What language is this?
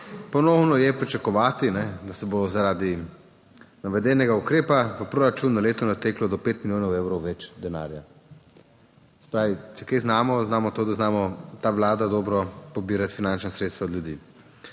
Slovenian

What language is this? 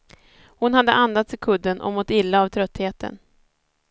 Swedish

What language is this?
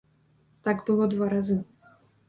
Belarusian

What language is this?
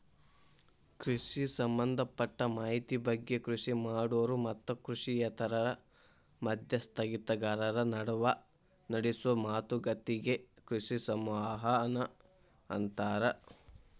Kannada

